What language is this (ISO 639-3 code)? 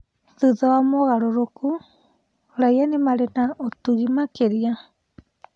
kik